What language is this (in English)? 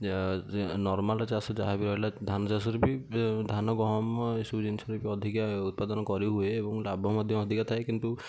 Odia